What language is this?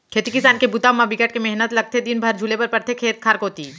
Chhattisgarhi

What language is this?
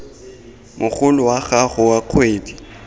Tswana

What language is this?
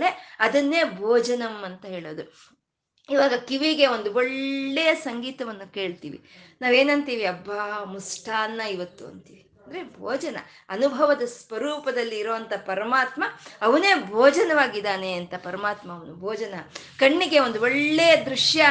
Kannada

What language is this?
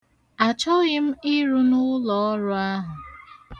Igbo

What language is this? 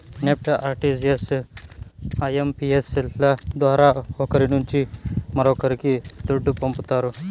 Telugu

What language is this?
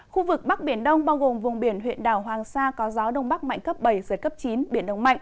Vietnamese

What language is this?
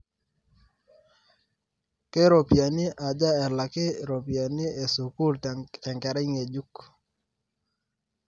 Masai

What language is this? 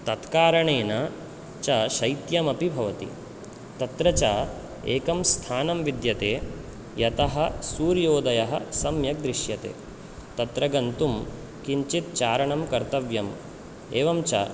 Sanskrit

